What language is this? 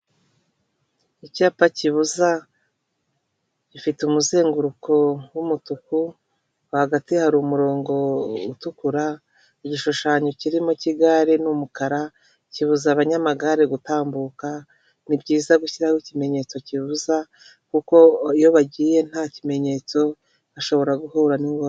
Kinyarwanda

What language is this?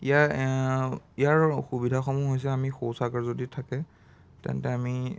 Assamese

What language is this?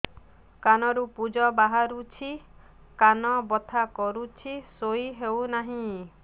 Odia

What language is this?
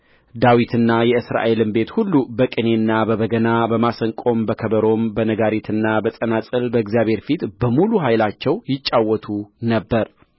Amharic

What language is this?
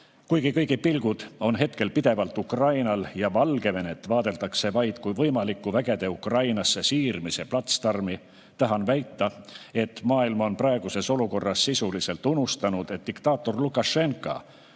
Estonian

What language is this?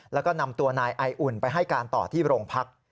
Thai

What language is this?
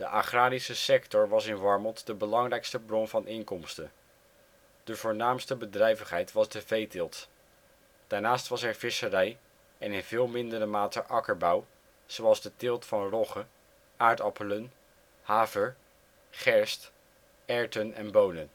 Dutch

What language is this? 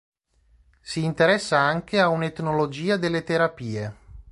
Italian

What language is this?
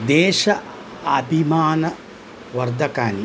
Sanskrit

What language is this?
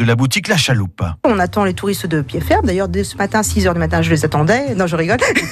French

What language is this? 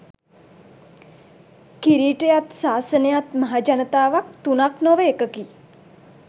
Sinhala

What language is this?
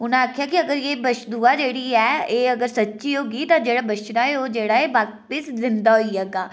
Dogri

